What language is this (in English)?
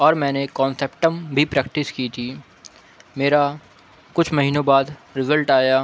Urdu